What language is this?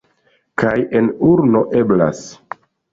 Esperanto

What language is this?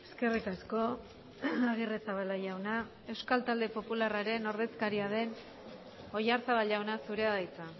Basque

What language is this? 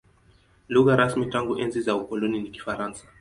Swahili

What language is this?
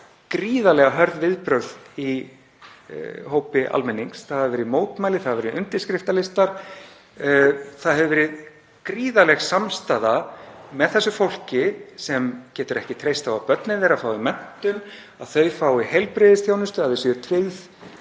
Icelandic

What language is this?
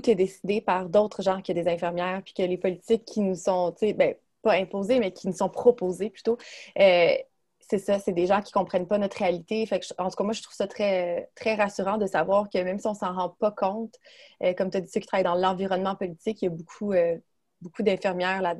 French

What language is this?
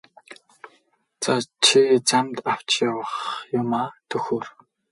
Mongolian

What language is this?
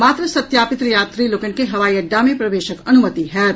Maithili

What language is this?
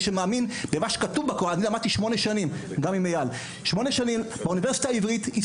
Hebrew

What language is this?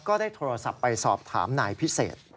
Thai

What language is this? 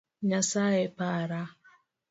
Luo (Kenya and Tanzania)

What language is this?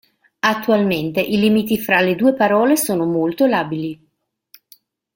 Italian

